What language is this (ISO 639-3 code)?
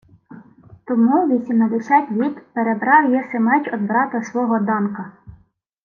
ukr